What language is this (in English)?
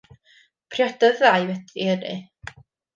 Welsh